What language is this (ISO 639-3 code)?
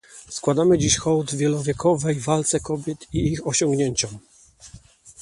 pol